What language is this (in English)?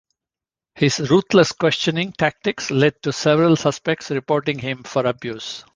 English